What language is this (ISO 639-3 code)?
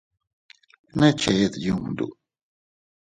cut